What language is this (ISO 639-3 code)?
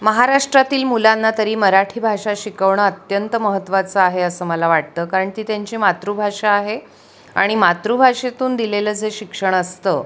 mar